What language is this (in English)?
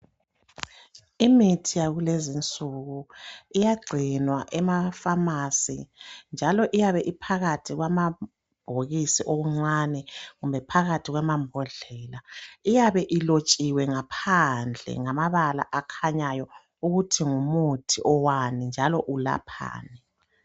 North Ndebele